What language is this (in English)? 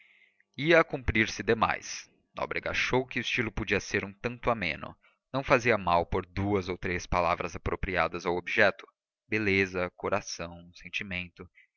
Portuguese